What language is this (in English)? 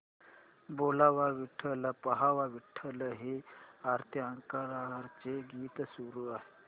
Marathi